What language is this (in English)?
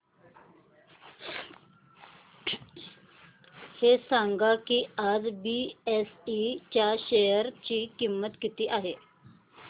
Marathi